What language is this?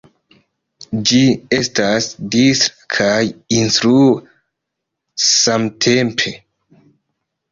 Esperanto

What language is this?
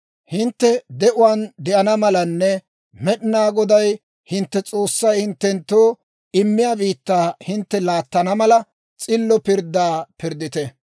Dawro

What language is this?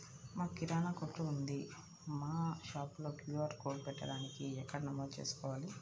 Telugu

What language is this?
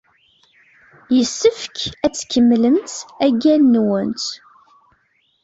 Kabyle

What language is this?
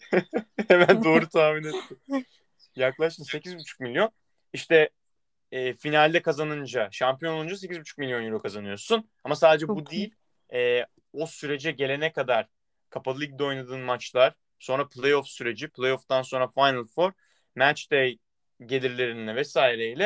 Turkish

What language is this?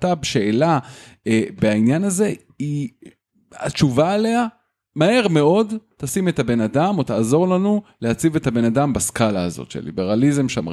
Hebrew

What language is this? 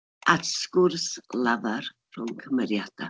Welsh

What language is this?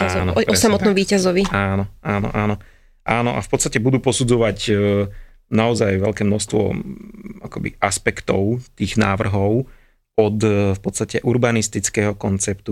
Slovak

